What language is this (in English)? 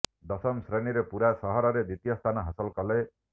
Odia